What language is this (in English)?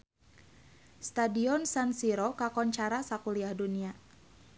Sundanese